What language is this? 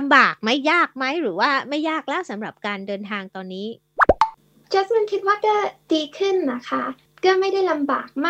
Thai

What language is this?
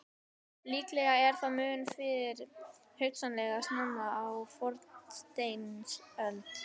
Icelandic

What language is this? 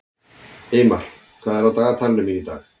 Icelandic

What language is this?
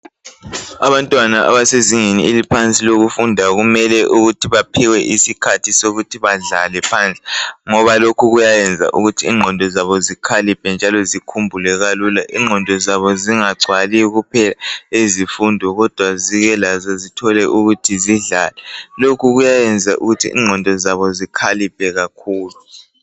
North Ndebele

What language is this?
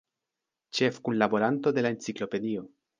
Esperanto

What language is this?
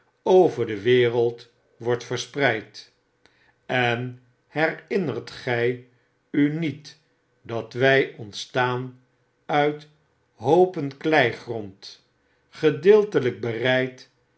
Dutch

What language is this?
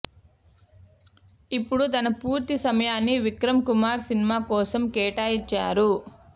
Telugu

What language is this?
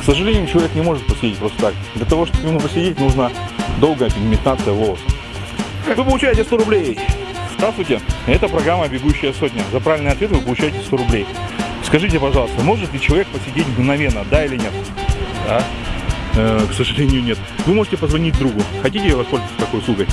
Russian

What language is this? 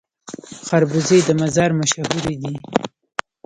Pashto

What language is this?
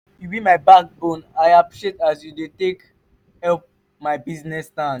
Nigerian Pidgin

